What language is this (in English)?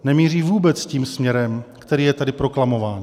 Czech